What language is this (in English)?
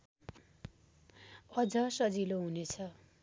Nepali